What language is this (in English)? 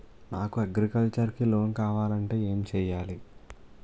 Telugu